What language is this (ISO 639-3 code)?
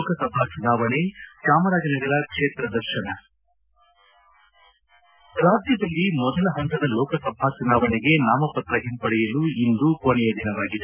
kan